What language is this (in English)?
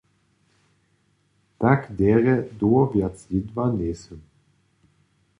Upper Sorbian